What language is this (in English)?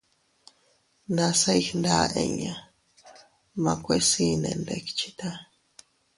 Teutila Cuicatec